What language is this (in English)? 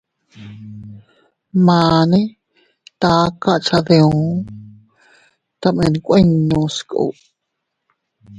Teutila Cuicatec